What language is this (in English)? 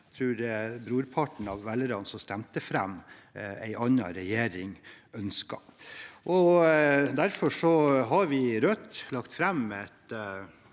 Norwegian